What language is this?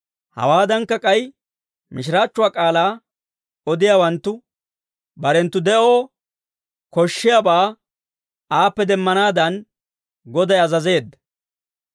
Dawro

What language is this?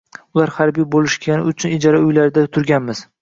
Uzbek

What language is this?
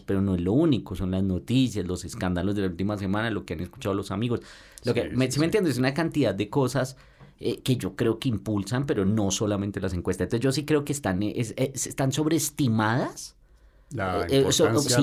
Spanish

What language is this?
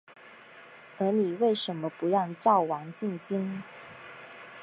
Chinese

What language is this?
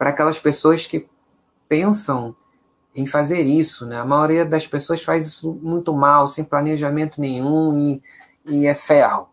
Portuguese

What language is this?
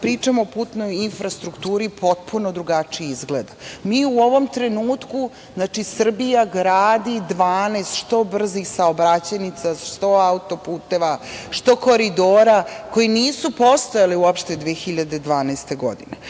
Serbian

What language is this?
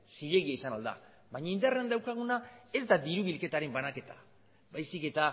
Basque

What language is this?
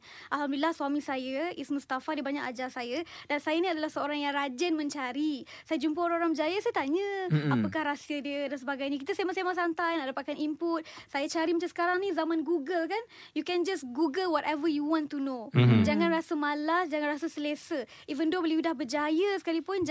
Malay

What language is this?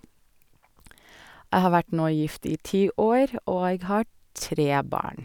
Norwegian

